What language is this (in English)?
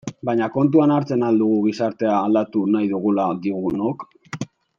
Basque